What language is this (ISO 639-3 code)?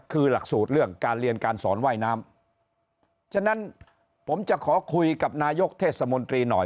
tha